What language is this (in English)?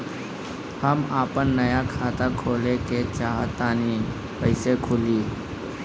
Bhojpuri